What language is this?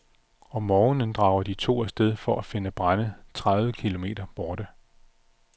Danish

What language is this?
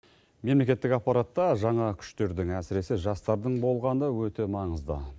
Kazakh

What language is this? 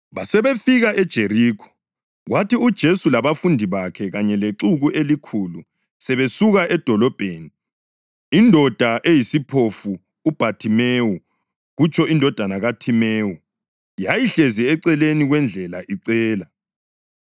North Ndebele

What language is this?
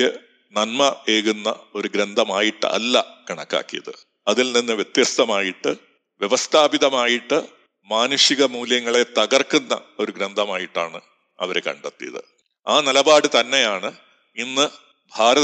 Malayalam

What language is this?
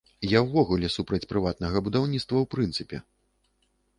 Belarusian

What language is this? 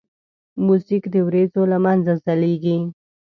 Pashto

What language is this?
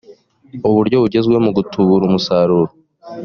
Kinyarwanda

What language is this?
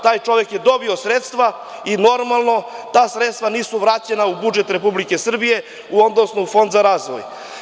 Serbian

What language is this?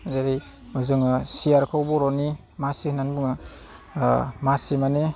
Bodo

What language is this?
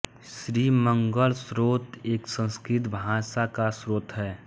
Hindi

